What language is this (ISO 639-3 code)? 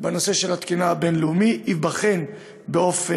heb